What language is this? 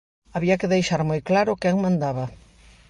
Galician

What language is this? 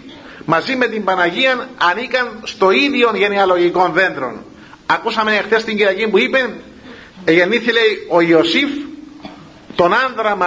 Greek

